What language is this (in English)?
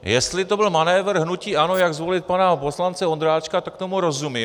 Czech